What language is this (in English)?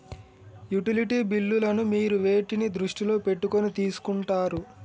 Telugu